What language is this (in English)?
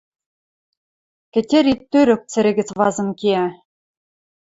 Western Mari